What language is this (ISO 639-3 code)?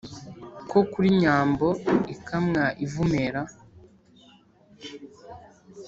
kin